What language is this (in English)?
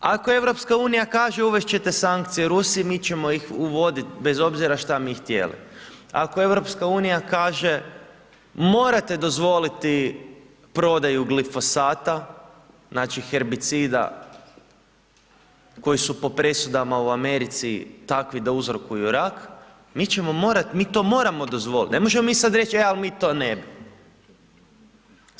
Croatian